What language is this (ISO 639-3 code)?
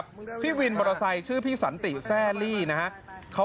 tha